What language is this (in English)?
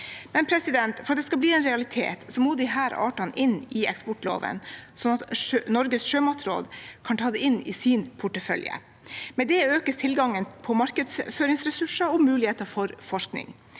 Norwegian